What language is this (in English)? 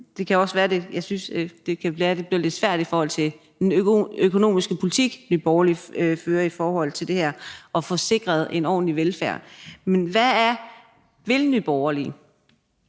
Danish